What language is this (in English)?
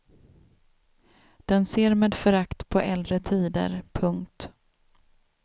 Swedish